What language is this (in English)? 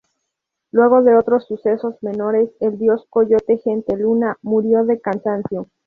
Spanish